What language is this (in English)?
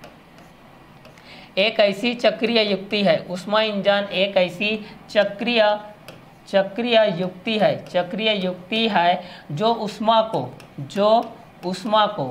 Hindi